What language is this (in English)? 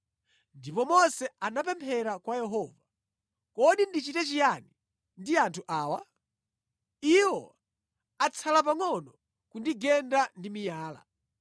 Nyanja